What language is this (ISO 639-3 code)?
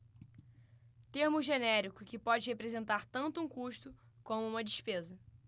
por